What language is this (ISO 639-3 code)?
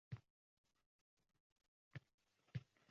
uzb